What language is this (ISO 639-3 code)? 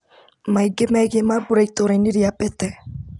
kik